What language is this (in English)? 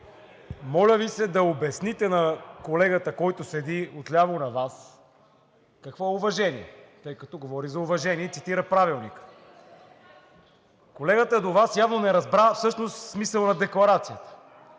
Bulgarian